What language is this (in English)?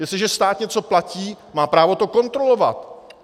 Czech